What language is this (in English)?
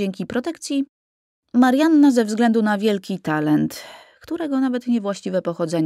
Polish